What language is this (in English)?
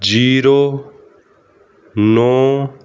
Punjabi